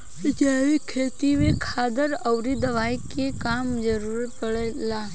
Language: Bhojpuri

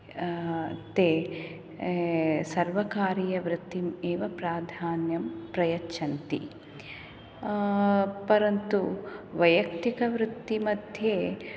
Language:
Sanskrit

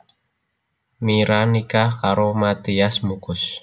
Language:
Javanese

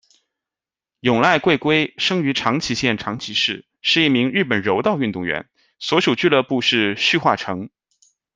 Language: Chinese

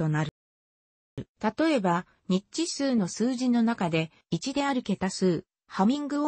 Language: Japanese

